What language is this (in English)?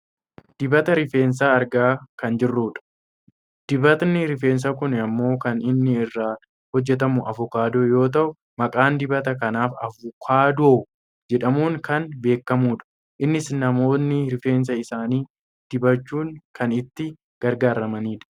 Oromo